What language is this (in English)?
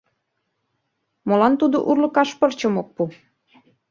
Mari